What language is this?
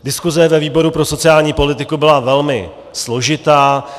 Czech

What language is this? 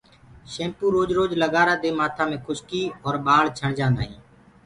Gurgula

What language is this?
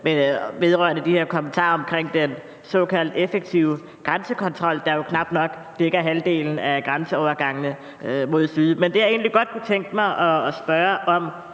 Danish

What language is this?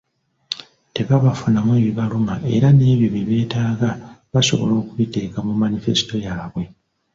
Ganda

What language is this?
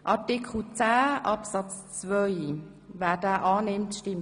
Swiss German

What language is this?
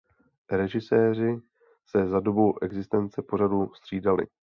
Czech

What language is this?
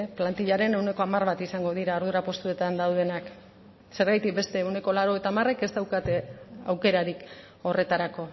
Basque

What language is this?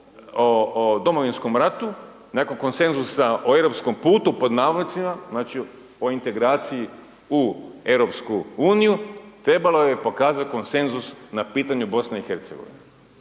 Croatian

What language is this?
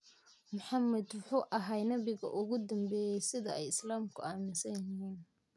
Somali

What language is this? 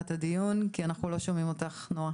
Hebrew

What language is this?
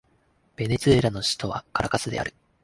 Japanese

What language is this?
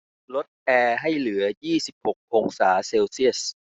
Thai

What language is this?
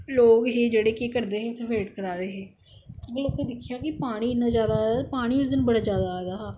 Dogri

